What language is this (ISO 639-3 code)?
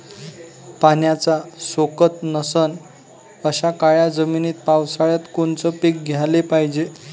mar